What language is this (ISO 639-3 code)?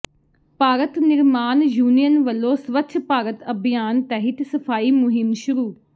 pan